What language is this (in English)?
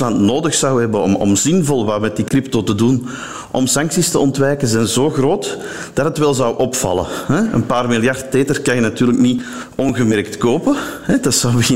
Dutch